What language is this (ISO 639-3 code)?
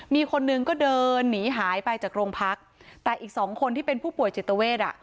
tha